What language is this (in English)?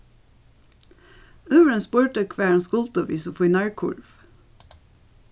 Faroese